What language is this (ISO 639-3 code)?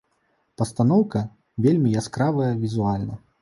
bel